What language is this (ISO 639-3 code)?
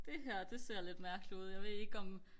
dan